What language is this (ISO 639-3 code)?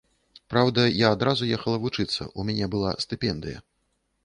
bel